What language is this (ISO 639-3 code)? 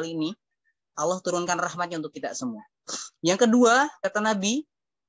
ind